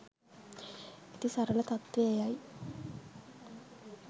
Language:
Sinhala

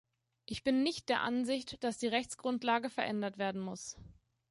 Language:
German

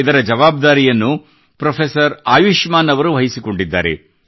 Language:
Kannada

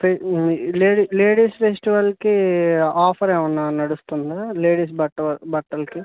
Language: Telugu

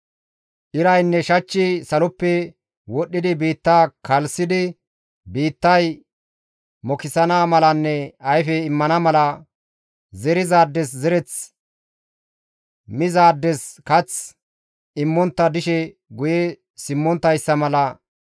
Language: Gamo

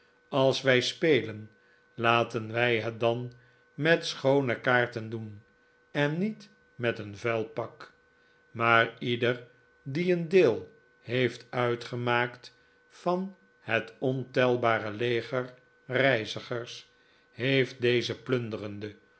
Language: Dutch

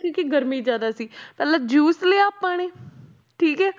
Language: Punjabi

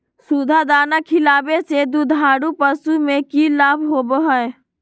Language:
Magahi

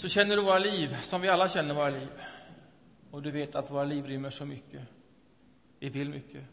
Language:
Swedish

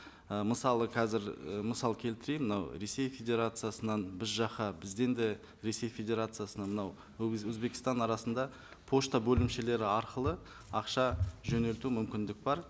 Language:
Kazakh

